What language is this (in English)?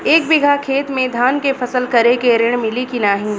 Bhojpuri